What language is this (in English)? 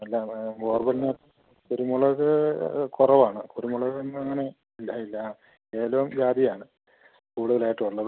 Malayalam